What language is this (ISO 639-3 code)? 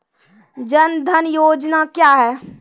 mai